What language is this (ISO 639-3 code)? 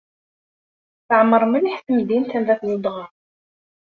kab